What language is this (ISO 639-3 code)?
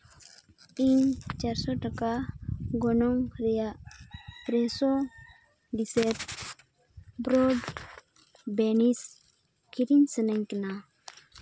sat